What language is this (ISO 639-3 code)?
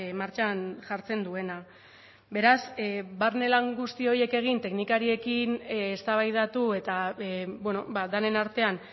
eus